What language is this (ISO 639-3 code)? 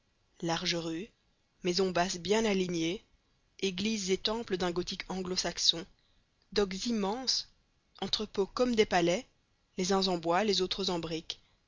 fra